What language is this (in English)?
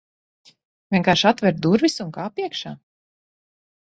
Latvian